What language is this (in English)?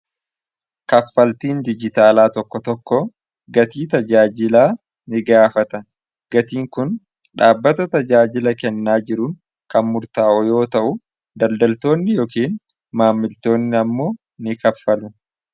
Oromo